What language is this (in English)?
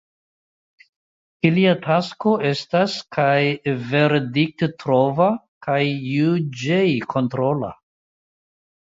Esperanto